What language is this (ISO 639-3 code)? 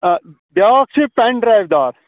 kas